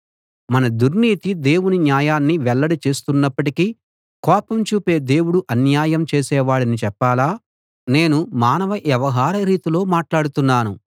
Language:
Telugu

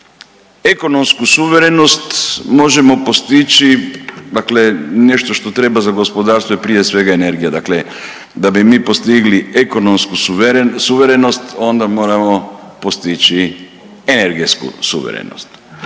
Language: Croatian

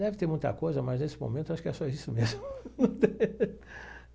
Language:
Portuguese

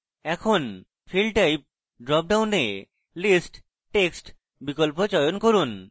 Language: Bangla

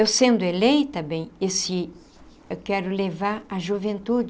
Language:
Portuguese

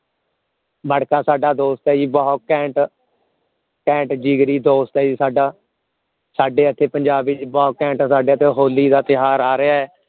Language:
Punjabi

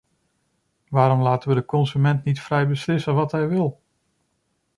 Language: Dutch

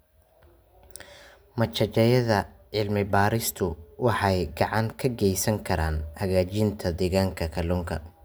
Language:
Somali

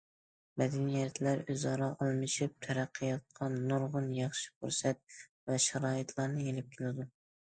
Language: Uyghur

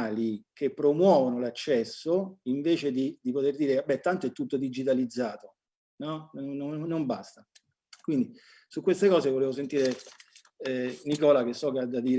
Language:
Italian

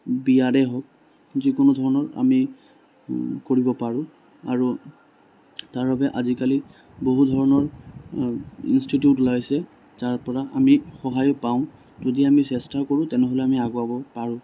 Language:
Assamese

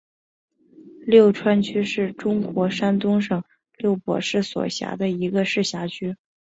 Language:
Chinese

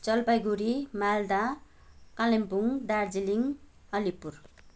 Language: Nepali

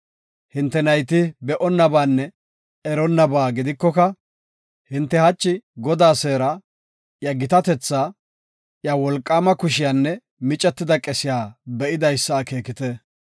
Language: Gofa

